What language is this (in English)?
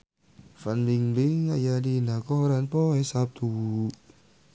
Sundanese